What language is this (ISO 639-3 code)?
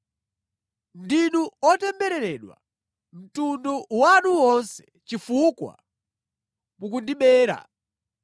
nya